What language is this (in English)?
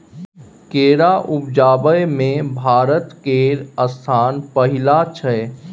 Maithili